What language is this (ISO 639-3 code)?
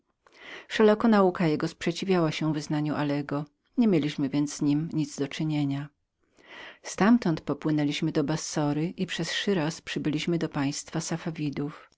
pol